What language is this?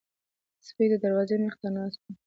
Pashto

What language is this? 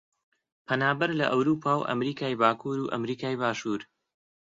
Central Kurdish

